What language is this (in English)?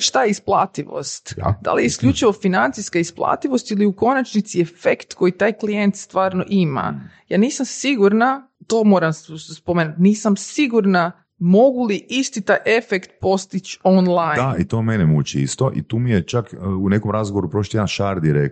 Croatian